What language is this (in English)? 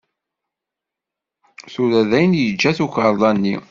Kabyle